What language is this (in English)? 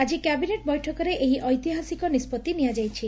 Odia